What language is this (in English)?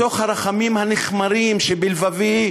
Hebrew